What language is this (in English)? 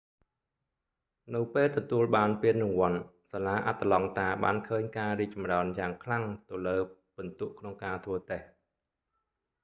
Khmer